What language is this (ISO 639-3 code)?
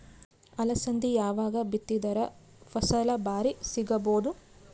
kan